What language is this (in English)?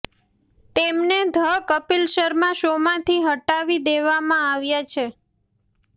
Gujarati